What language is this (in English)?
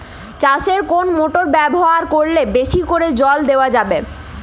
Bangla